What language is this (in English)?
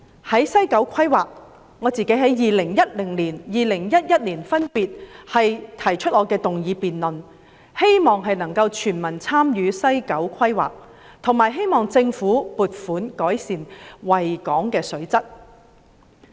Cantonese